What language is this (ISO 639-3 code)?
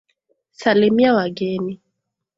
swa